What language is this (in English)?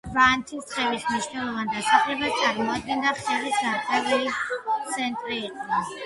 Georgian